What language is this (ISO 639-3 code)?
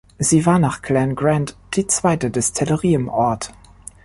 deu